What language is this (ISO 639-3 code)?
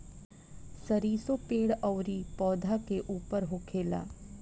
bho